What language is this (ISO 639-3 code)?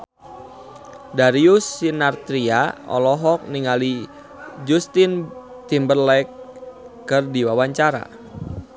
sun